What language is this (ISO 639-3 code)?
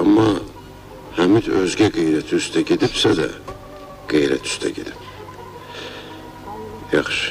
tur